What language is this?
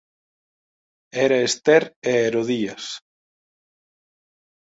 Galician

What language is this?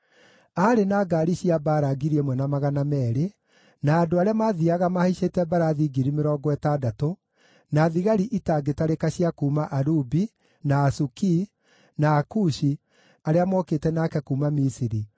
Kikuyu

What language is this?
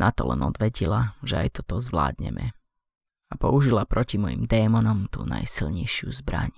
Slovak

